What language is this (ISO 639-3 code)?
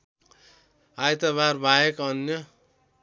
nep